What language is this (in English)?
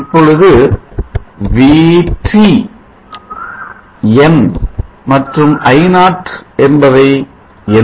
Tamil